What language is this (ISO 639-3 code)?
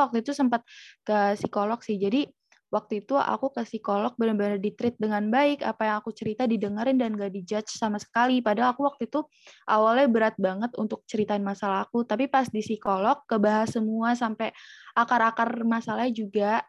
ind